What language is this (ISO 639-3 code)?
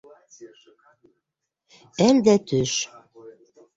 bak